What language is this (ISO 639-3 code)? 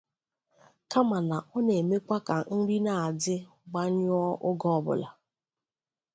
ibo